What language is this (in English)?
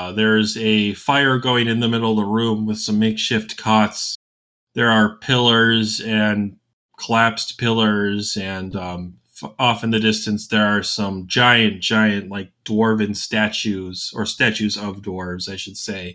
English